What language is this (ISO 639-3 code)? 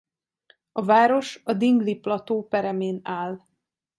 hun